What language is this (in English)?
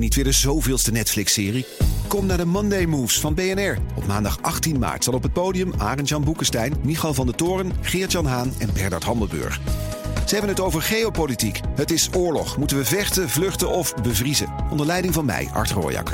Dutch